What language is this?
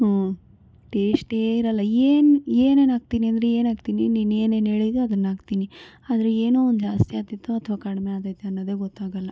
Kannada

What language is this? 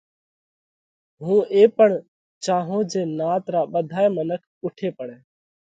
Parkari Koli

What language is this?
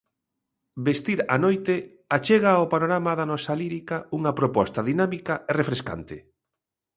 Galician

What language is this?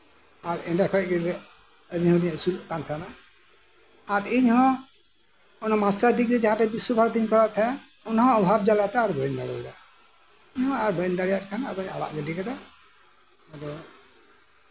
Santali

